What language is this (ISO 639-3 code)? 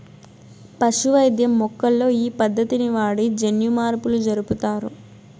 tel